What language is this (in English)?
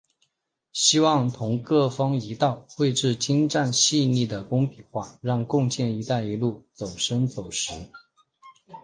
Chinese